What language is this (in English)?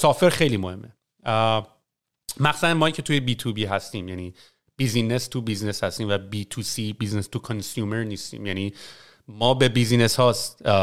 Persian